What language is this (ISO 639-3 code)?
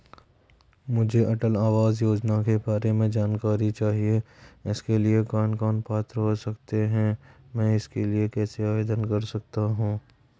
hin